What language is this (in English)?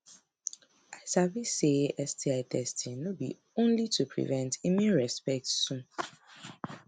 Nigerian Pidgin